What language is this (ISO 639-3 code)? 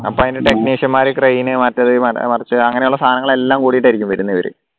mal